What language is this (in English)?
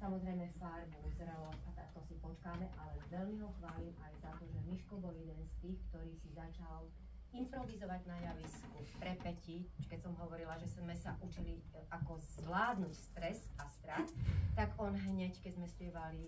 Slovak